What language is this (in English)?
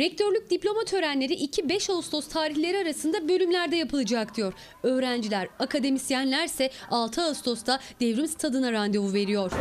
Turkish